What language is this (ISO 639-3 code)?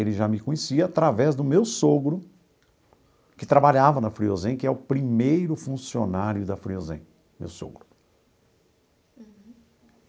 por